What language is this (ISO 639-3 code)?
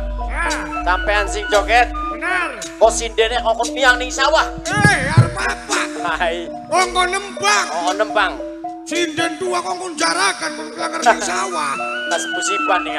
ind